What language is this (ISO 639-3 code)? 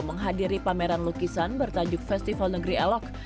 ind